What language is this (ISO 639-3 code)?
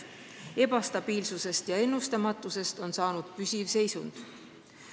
est